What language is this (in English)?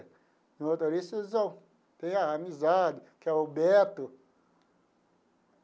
Portuguese